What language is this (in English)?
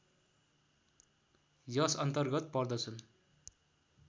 Nepali